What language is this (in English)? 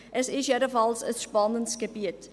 Swiss German